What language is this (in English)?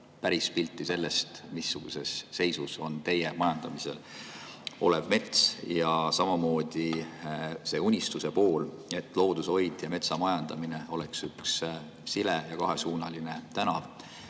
Estonian